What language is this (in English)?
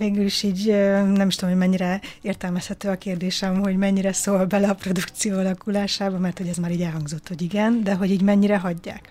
Hungarian